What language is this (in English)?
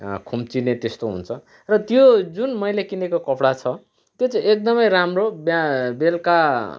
Nepali